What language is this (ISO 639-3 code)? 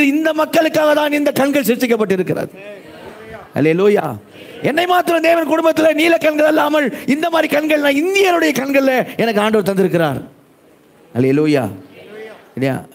tam